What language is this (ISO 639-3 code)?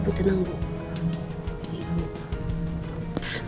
ind